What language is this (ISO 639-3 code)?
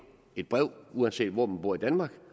dan